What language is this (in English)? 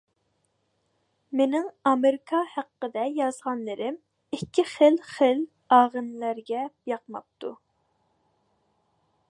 Uyghur